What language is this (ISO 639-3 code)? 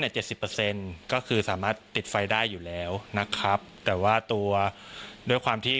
tha